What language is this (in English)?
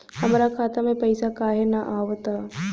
Bhojpuri